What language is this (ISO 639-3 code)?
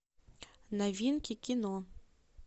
rus